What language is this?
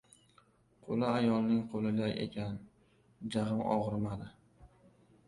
Uzbek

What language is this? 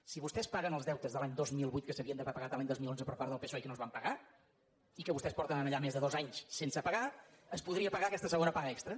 Catalan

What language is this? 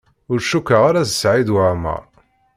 Kabyle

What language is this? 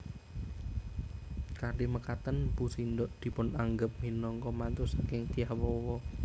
Javanese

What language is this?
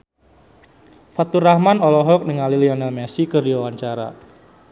Sundanese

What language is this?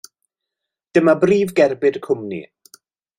Welsh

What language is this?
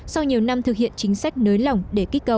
Vietnamese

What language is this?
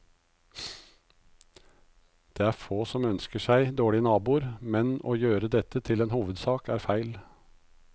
Norwegian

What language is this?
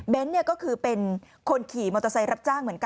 Thai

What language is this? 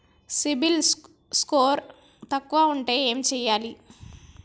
Telugu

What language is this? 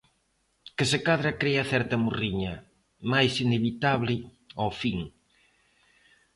Galician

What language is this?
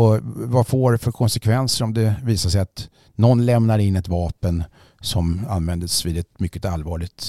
Swedish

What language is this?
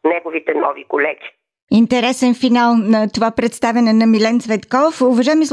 Bulgarian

